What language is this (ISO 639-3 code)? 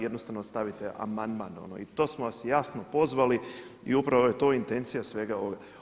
hrv